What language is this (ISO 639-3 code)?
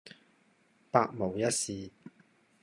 yue